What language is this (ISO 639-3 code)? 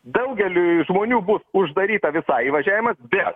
lit